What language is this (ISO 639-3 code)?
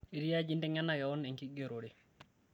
mas